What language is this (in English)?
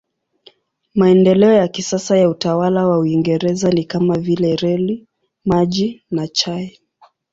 Swahili